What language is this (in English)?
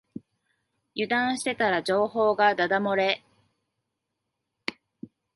Japanese